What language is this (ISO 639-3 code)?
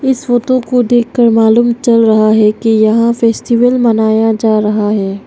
hin